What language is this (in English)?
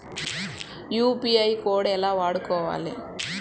Telugu